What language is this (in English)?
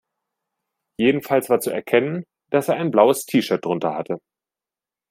German